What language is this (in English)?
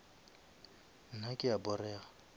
Northern Sotho